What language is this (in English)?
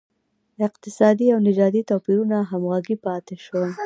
Pashto